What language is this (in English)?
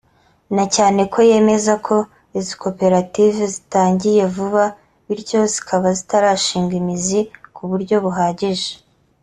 Kinyarwanda